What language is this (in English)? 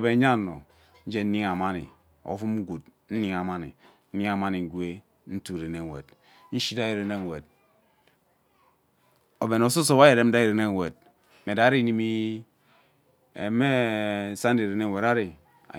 Ubaghara